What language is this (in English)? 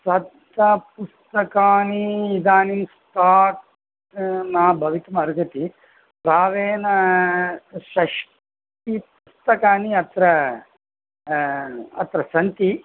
Sanskrit